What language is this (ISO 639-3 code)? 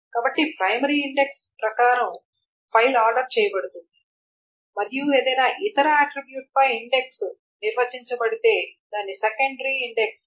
tel